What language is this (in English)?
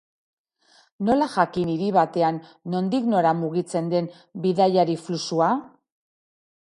Basque